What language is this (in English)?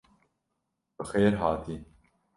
Kurdish